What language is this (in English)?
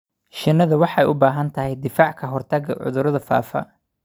Somali